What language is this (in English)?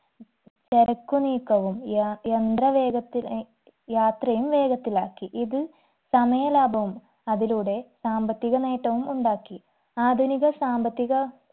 Malayalam